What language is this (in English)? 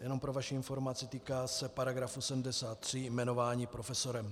Czech